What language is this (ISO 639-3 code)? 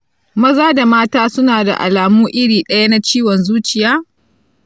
hau